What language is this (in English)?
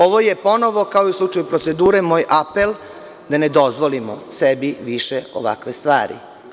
Serbian